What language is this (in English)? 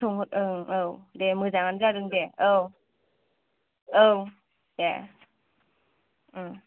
Bodo